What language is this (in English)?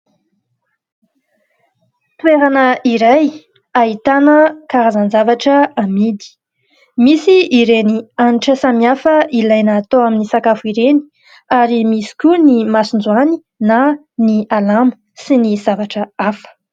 Malagasy